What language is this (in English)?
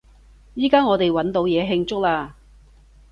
Cantonese